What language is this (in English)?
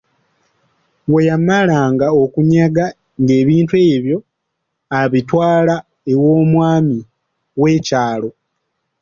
Ganda